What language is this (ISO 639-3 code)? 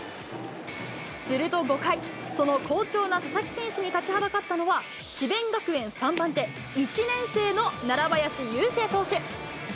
jpn